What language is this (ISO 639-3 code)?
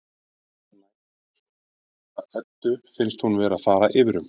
isl